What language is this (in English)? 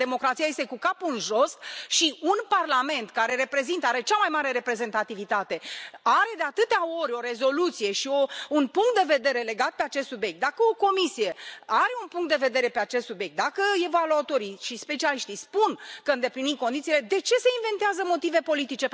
Romanian